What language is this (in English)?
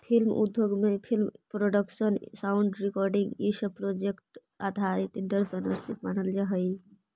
Magahi